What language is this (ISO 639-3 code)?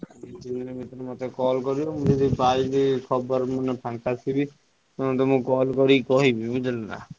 ori